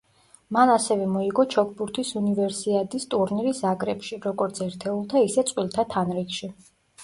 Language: Georgian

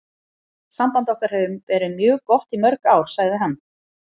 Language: Icelandic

